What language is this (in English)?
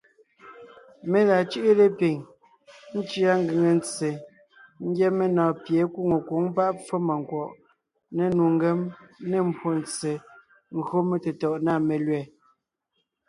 Ngiemboon